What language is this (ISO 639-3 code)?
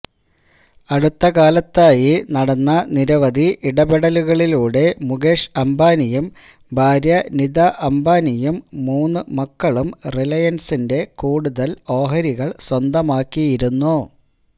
mal